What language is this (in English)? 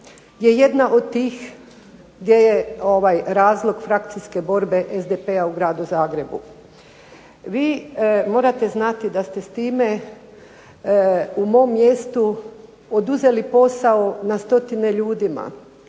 Croatian